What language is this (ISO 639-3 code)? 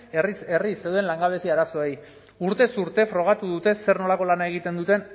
eus